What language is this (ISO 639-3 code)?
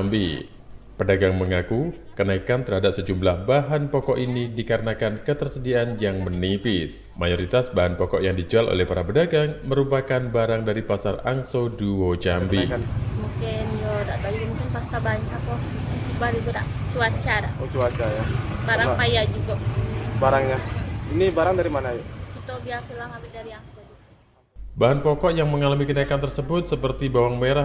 ind